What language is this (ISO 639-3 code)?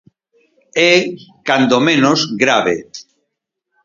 glg